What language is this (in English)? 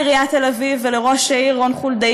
Hebrew